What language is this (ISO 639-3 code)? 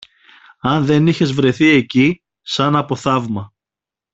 ell